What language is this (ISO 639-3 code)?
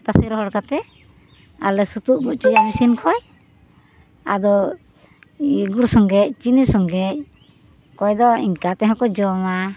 sat